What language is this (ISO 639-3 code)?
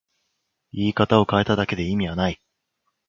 jpn